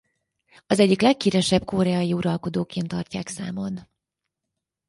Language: Hungarian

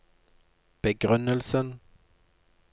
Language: Norwegian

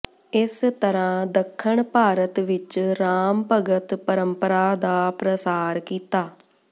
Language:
Punjabi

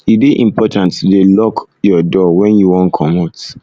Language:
Nigerian Pidgin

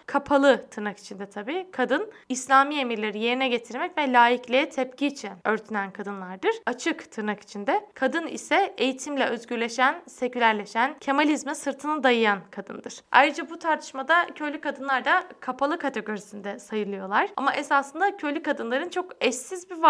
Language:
Turkish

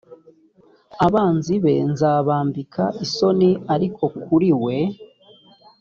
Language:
Kinyarwanda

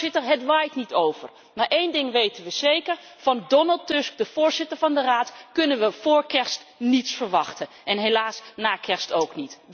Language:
Dutch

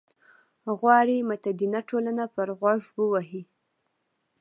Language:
Pashto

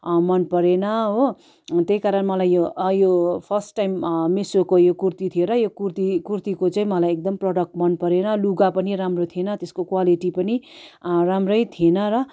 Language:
Nepali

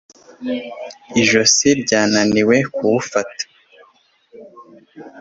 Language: Kinyarwanda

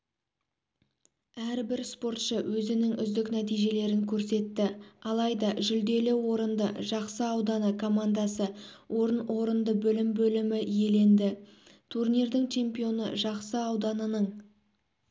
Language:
Kazakh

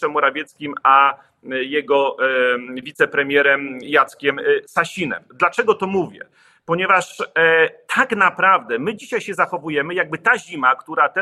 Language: Polish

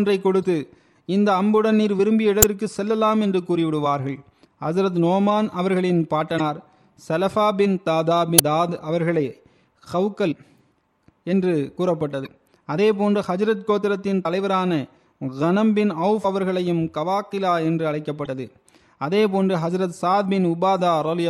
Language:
Tamil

